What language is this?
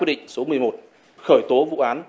Vietnamese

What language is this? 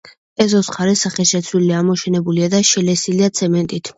Georgian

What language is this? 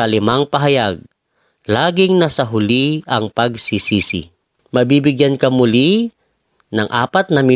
Filipino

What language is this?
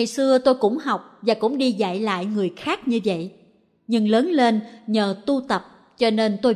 Vietnamese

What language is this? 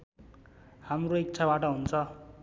Nepali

